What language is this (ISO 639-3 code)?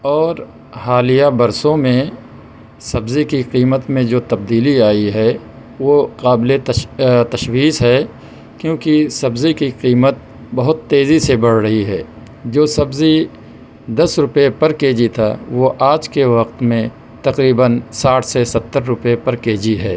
urd